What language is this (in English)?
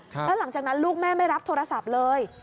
Thai